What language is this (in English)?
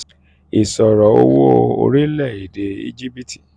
Yoruba